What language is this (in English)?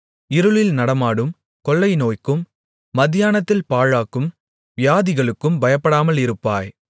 Tamil